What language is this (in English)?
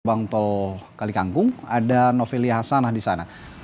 Indonesian